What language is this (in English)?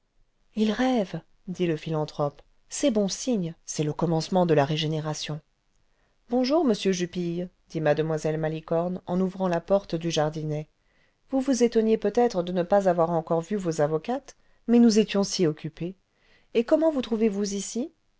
French